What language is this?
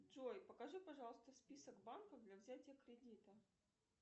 Russian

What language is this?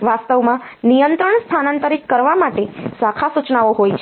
Gujarati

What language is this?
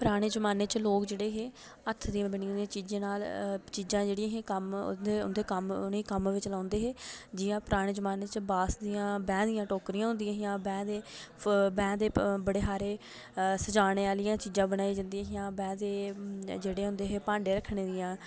Dogri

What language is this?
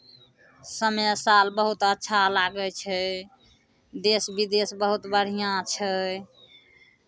Maithili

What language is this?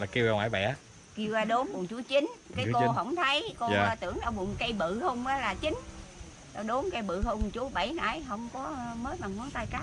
Vietnamese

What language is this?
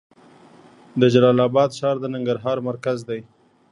Pashto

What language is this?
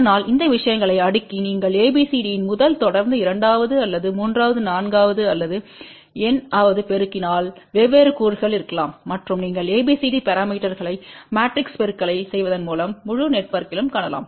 Tamil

